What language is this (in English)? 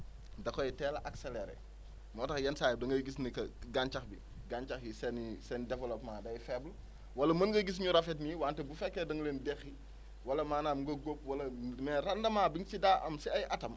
Wolof